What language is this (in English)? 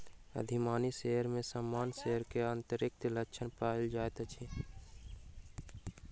Maithili